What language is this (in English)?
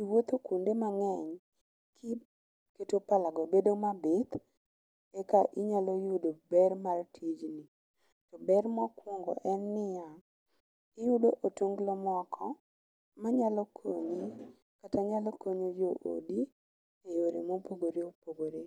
Luo (Kenya and Tanzania)